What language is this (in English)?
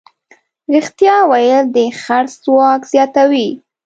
Pashto